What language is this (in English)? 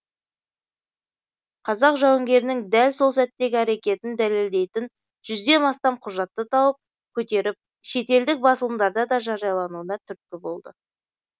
Kazakh